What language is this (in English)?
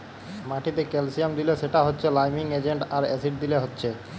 Bangla